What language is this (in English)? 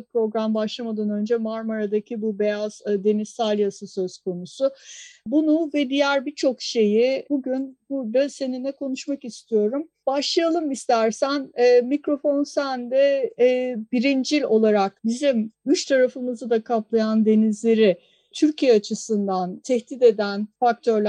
Turkish